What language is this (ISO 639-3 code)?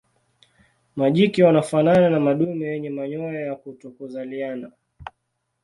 swa